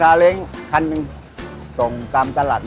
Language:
Thai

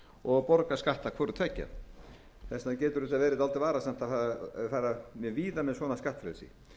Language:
Icelandic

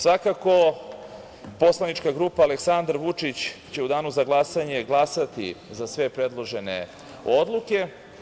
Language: Serbian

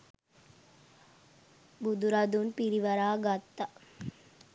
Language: Sinhala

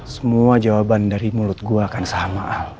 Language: Indonesian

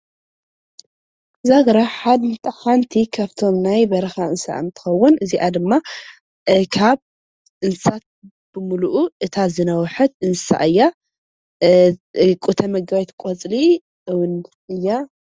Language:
Tigrinya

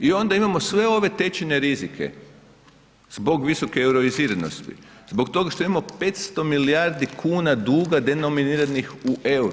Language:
Croatian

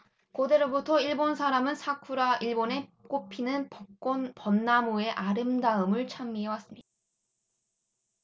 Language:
Korean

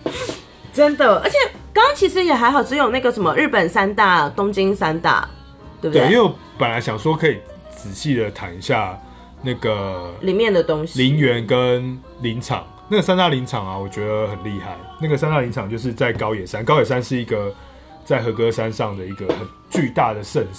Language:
Chinese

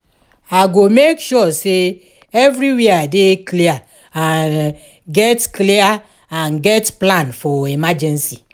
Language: Nigerian Pidgin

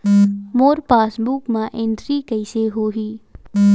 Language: Chhattisgarhi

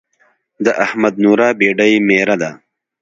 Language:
Pashto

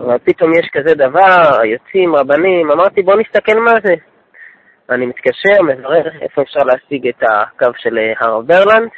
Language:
Hebrew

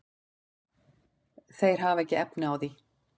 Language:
Icelandic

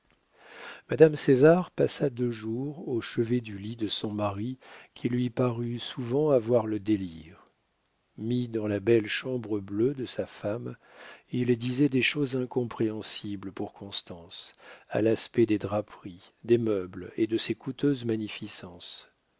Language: French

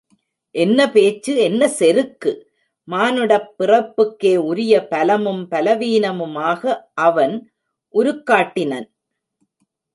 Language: Tamil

